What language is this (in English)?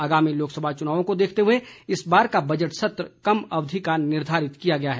Hindi